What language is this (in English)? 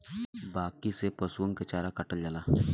Bhojpuri